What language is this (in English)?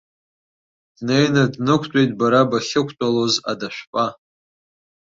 Abkhazian